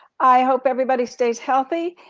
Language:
English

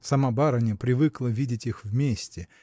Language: Russian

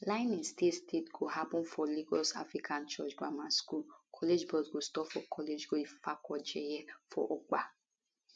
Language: Nigerian Pidgin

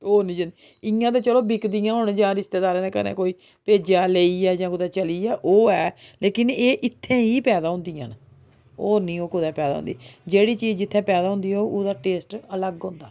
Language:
Dogri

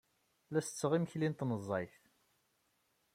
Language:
Kabyle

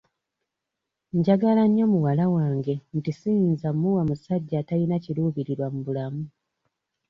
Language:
Ganda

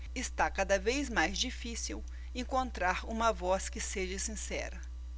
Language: Portuguese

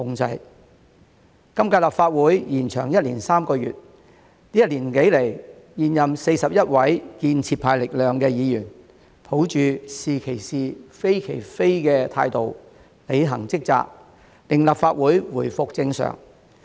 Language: Cantonese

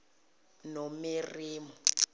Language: Zulu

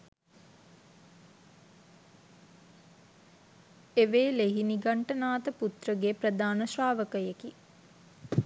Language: Sinhala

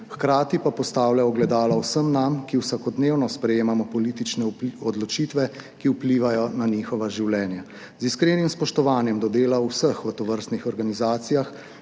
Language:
Slovenian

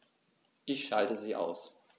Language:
German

